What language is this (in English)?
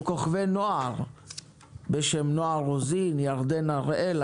Hebrew